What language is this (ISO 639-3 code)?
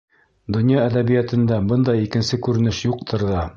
bak